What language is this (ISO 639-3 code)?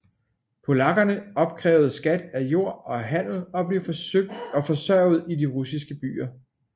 dan